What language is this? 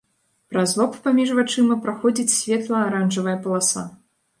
Belarusian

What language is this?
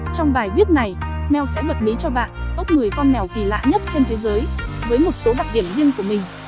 Vietnamese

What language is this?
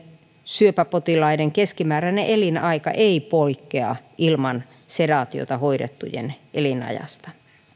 Finnish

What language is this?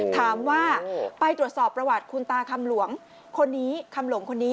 Thai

